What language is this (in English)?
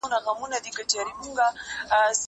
Pashto